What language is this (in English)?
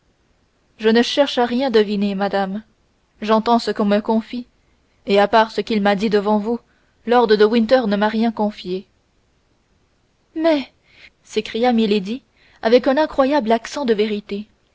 French